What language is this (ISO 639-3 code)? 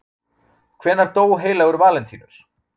isl